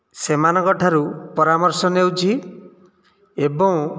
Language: Odia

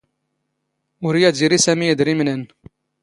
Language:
Standard Moroccan Tamazight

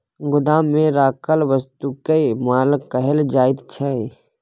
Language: Maithili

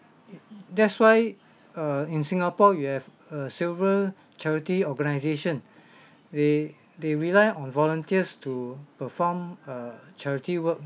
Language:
English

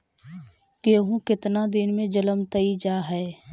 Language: Magahi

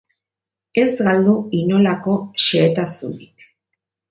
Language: Basque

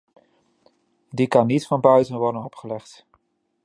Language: Dutch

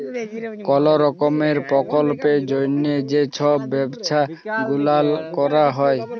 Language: Bangla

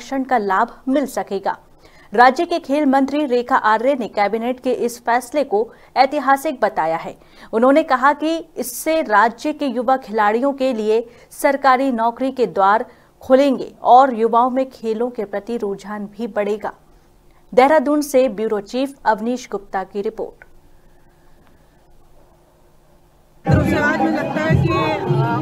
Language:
Hindi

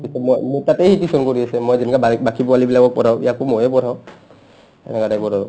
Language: Assamese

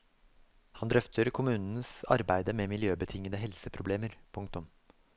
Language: Norwegian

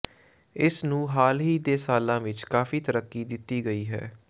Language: Punjabi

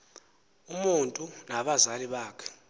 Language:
Xhosa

